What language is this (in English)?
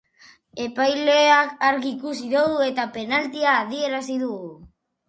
Basque